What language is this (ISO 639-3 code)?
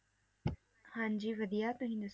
pan